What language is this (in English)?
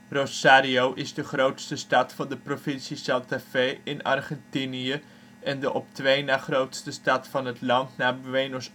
Dutch